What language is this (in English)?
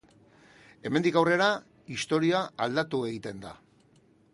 Basque